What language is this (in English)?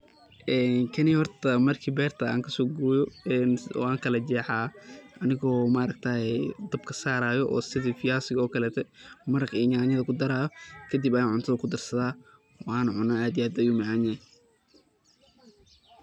Somali